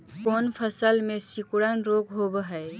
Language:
Magahi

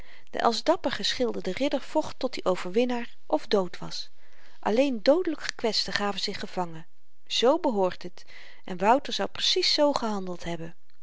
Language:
Dutch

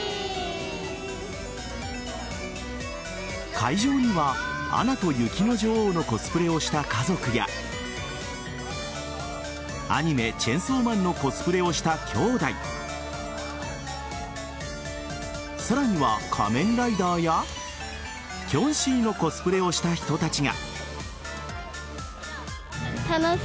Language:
Japanese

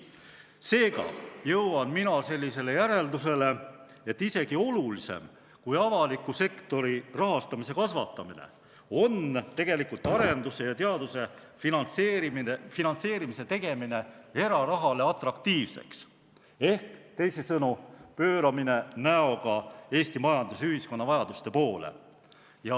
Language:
Estonian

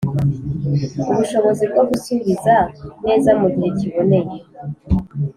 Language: Kinyarwanda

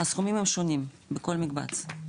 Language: Hebrew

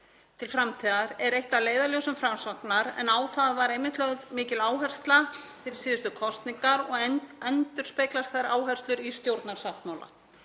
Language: Icelandic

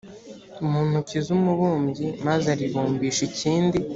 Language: Kinyarwanda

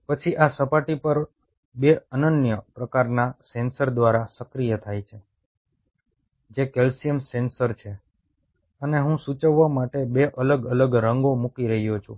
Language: Gujarati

